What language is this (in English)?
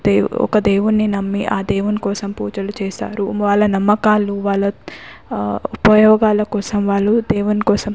Telugu